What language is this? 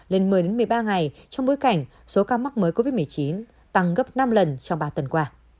Vietnamese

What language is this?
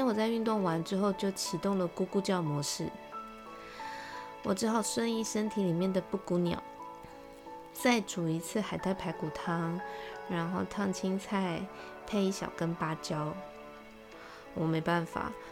Chinese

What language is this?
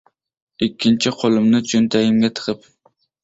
Uzbek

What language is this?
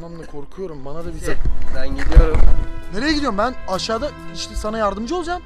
Turkish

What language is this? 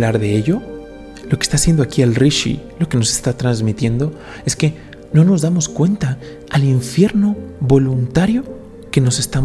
Spanish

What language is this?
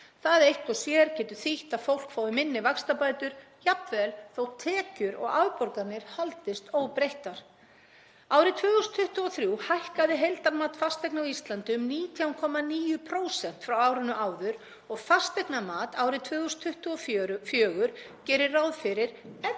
Icelandic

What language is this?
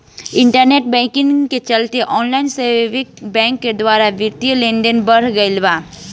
Bhojpuri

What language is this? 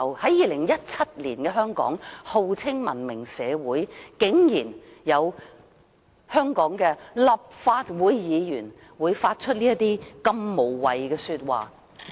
Cantonese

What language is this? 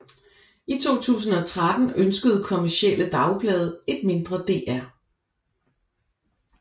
Danish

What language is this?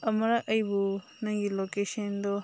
Manipuri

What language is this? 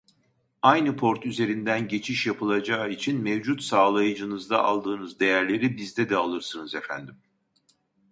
Turkish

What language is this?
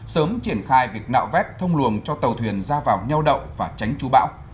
Vietnamese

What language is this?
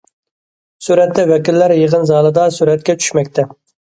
Uyghur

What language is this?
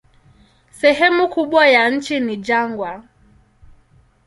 Swahili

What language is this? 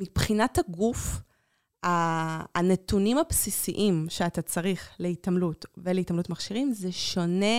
Hebrew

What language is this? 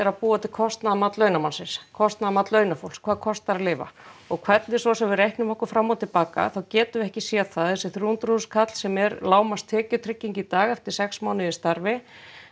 Icelandic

